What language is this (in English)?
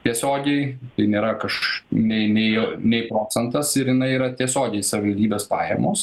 Lithuanian